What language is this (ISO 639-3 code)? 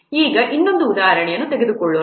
kan